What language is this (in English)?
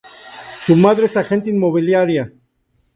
Spanish